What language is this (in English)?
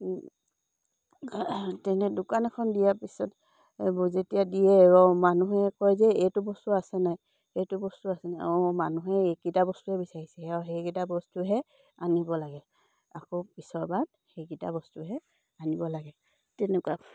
Assamese